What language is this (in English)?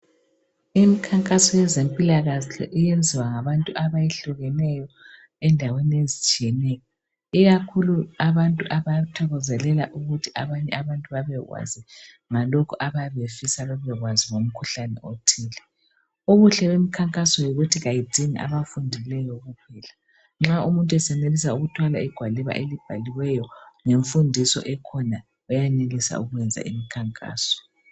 North Ndebele